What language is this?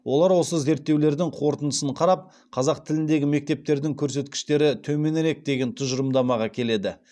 Kazakh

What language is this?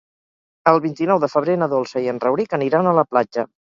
Catalan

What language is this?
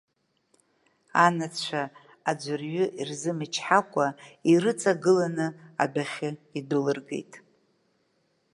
Abkhazian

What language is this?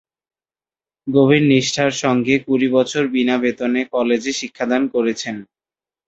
Bangla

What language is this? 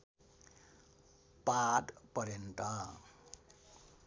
Nepali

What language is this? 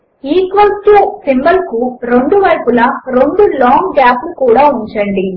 Telugu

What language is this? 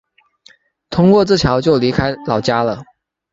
Chinese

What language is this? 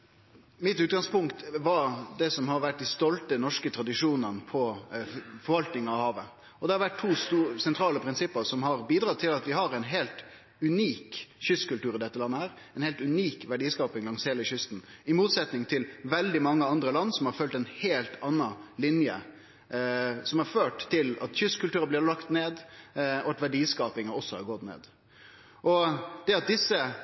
Norwegian Nynorsk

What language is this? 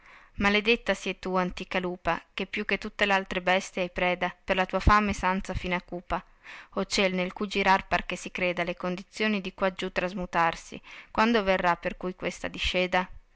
Italian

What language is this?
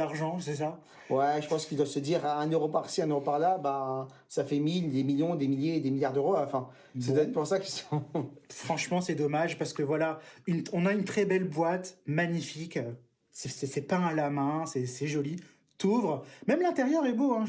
French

